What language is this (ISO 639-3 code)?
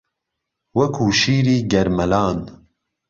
ckb